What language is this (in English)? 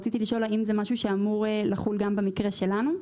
Hebrew